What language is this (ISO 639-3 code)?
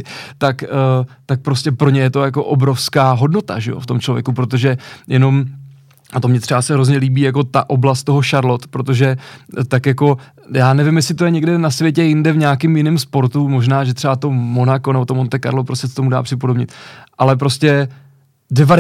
ces